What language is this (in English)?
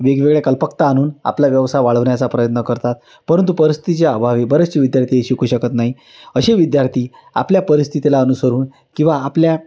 Marathi